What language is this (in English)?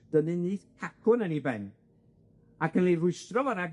Welsh